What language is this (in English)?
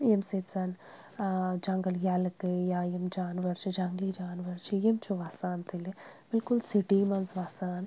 Kashmiri